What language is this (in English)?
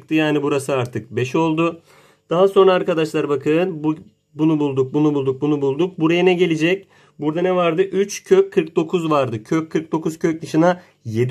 Turkish